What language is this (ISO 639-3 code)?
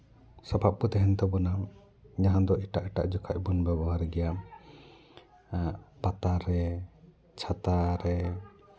sat